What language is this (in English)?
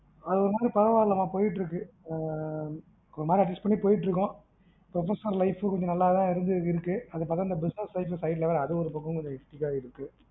Tamil